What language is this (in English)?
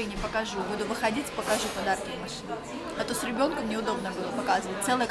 Russian